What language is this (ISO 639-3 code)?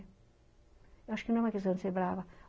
por